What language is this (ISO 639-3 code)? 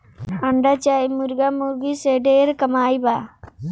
bho